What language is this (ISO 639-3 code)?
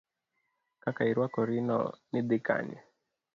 luo